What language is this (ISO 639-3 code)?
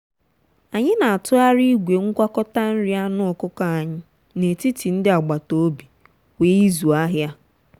ibo